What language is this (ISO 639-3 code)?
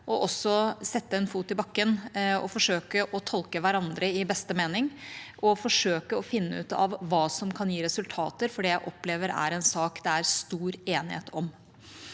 nor